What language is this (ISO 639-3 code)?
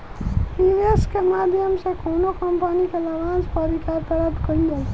bho